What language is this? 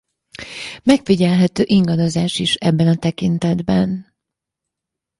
Hungarian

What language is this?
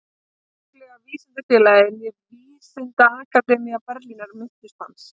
Icelandic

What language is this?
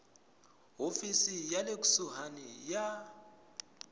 Tsonga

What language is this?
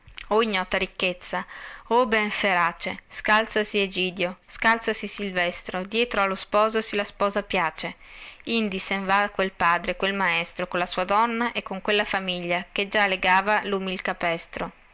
Italian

